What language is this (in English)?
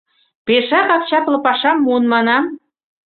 Mari